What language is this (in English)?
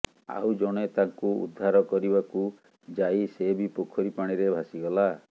Odia